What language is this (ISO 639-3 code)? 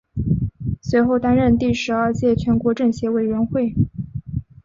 zho